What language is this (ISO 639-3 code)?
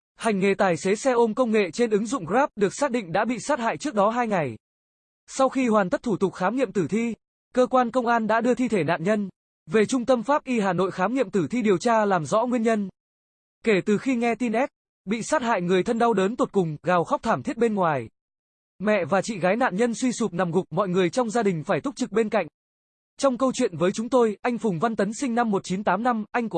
vie